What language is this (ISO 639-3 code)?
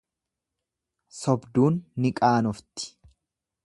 orm